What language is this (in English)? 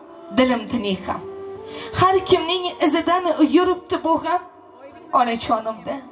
Turkish